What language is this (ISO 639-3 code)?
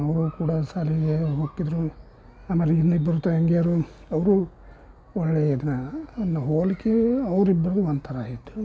kan